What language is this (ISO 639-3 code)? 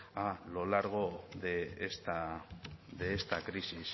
spa